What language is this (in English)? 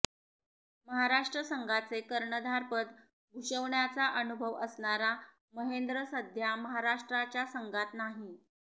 Marathi